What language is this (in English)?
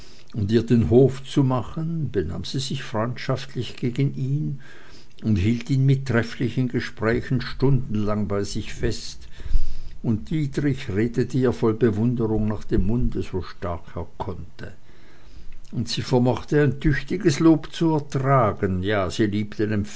German